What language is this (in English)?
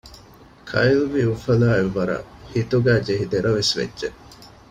Divehi